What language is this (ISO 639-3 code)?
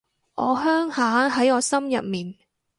yue